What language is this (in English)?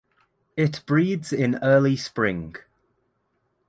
English